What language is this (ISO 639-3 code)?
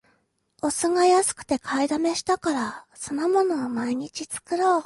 jpn